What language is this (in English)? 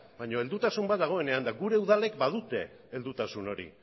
Basque